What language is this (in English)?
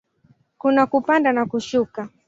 Swahili